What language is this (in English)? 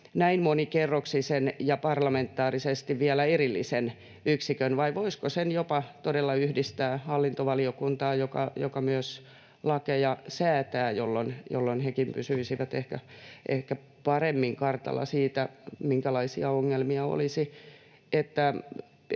Finnish